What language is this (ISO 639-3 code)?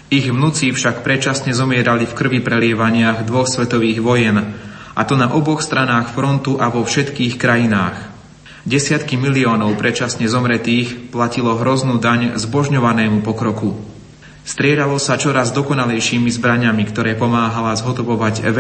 slk